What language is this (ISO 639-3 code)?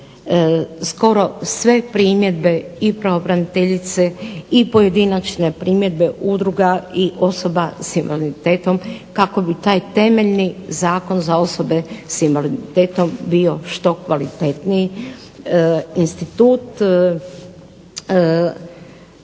hrv